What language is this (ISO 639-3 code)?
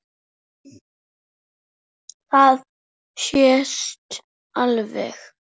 isl